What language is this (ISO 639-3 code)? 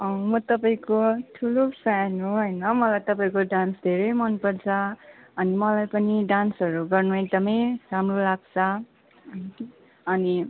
nep